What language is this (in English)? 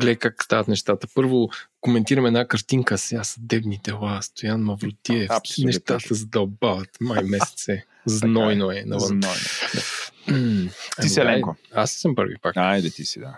Bulgarian